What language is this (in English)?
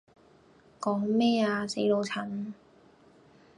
Cantonese